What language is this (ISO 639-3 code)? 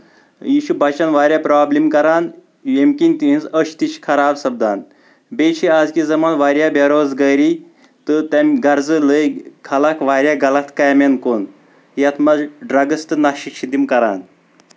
kas